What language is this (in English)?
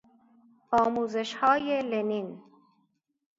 Persian